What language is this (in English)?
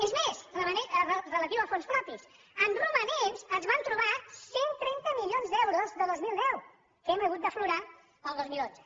Catalan